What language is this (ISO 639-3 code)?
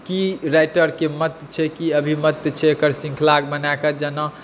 mai